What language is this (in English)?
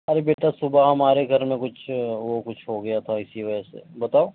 Urdu